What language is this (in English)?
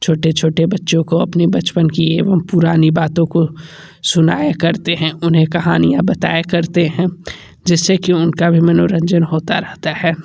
Hindi